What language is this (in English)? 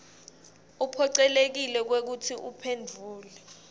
Swati